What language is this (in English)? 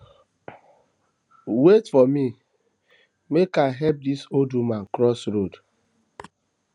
Nigerian Pidgin